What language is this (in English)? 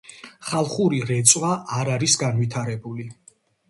Georgian